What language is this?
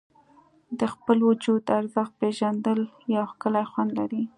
Pashto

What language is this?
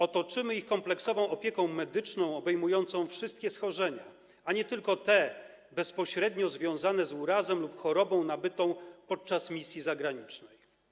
Polish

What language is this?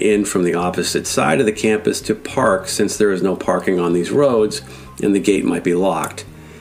English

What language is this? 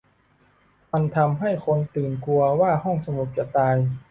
Thai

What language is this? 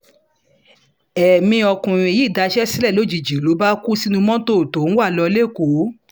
Yoruba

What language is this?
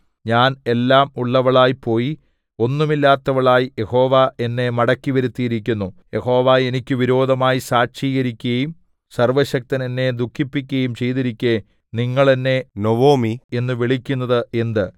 Malayalam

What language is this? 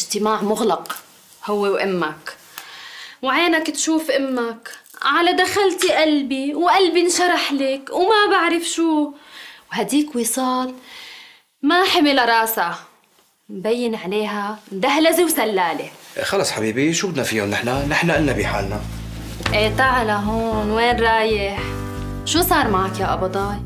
Arabic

